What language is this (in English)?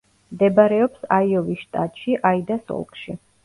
Georgian